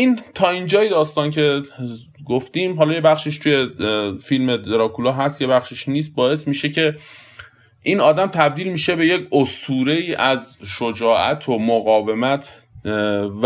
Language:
Persian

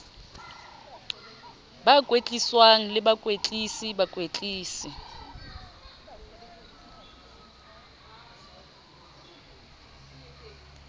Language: Southern Sotho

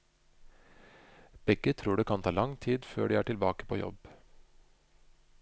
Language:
Norwegian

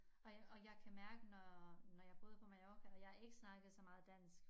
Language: Danish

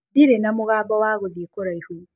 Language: Kikuyu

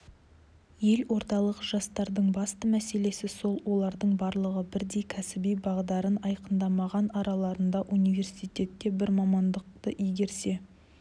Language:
Kazakh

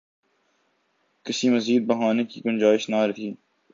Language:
Urdu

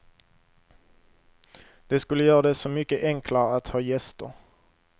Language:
Swedish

